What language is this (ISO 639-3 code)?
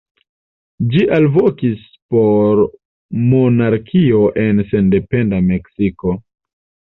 epo